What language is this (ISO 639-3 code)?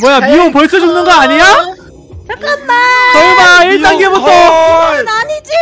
kor